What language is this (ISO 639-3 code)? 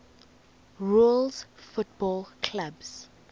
eng